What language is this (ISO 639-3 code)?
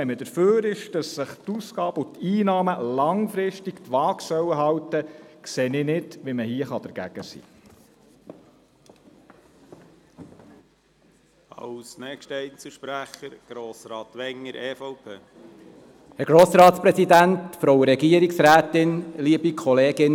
gsw